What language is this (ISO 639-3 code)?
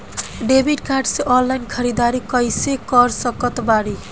bho